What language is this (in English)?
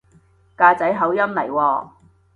Cantonese